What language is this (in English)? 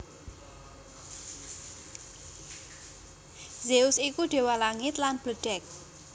Javanese